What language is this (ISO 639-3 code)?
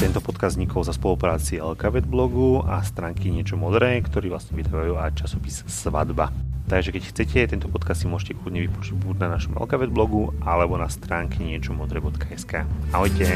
slk